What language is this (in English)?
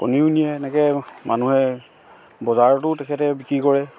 Assamese